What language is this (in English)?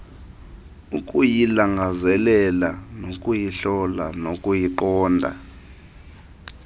Xhosa